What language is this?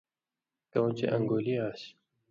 Indus Kohistani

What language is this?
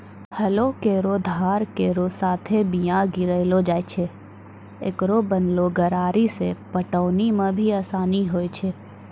Maithili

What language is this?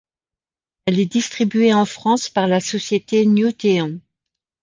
French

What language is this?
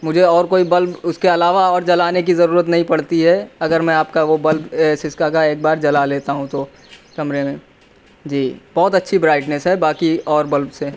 Urdu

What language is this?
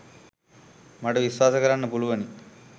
Sinhala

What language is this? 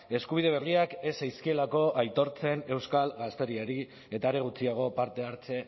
Basque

